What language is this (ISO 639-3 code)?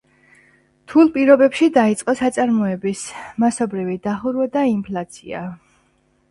kat